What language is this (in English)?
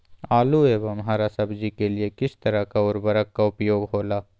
Magahi